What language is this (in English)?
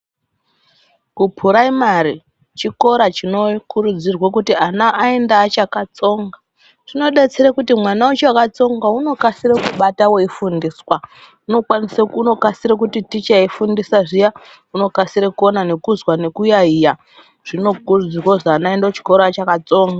Ndau